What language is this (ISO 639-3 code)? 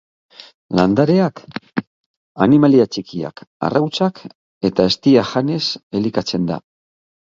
eus